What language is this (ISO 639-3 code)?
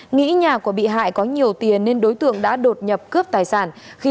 vie